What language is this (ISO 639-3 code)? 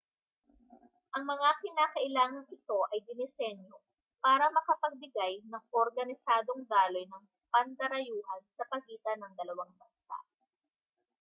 fil